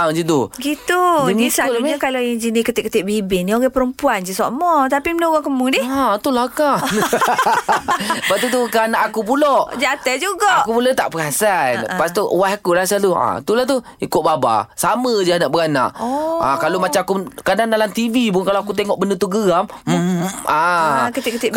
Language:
Malay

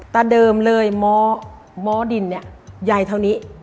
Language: Thai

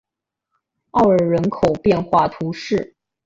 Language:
Chinese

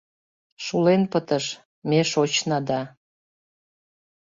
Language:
Mari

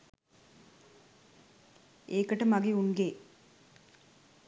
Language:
Sinhala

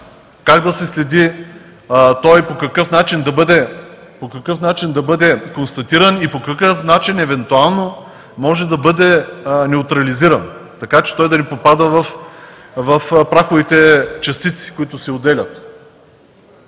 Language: Bulgarian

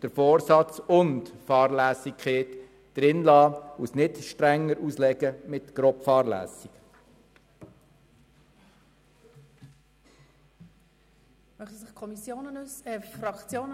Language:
Swiss German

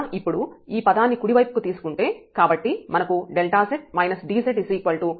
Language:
Telugu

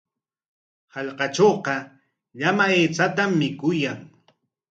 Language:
Corongo Ancash Quechua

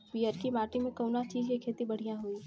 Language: Bhojpuri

